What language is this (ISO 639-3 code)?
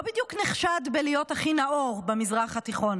heb